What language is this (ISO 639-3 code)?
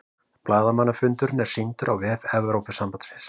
isl